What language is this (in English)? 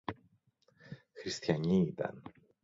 Greek